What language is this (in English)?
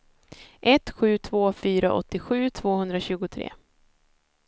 Swedish